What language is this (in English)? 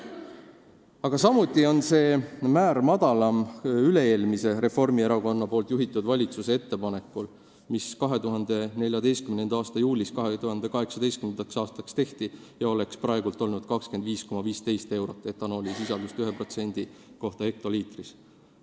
Estonian